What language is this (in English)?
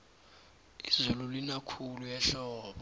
South Ndebele